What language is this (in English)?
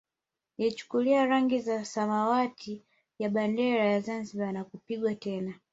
Swahili